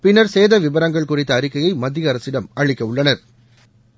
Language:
Tamil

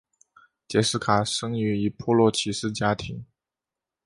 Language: Chinese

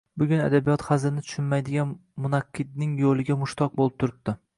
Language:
Uzbek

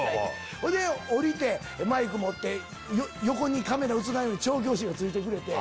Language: Japanese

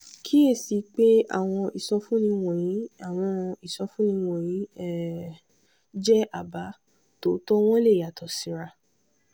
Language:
Yoruba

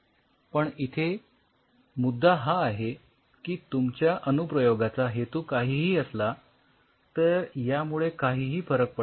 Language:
Marathi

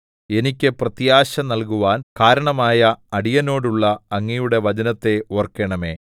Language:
Malayalam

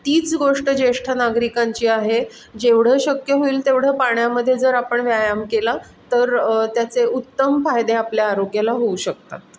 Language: Marathi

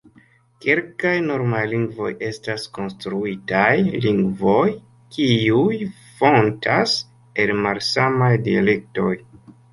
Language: Esperanto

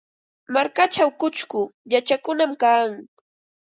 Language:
Ambo-Pasco Quechua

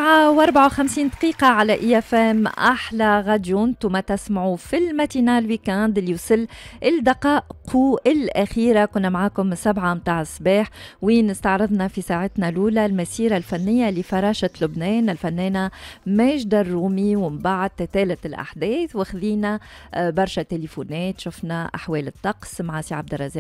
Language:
Arabic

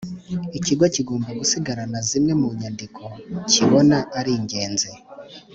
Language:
Kinyarwanda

